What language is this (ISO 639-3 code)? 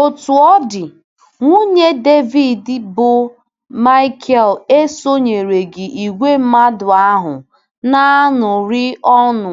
ibo